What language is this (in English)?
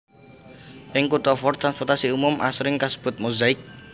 Javanese